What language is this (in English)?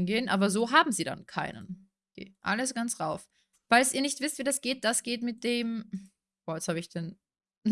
German